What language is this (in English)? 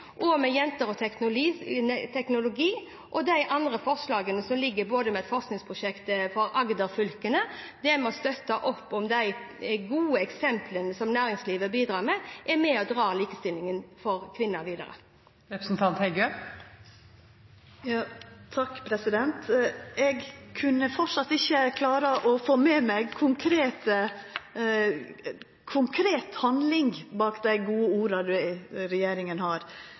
Norwegian